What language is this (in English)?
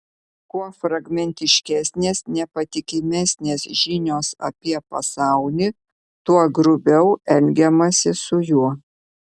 Lithuanian